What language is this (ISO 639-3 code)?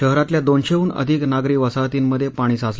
mar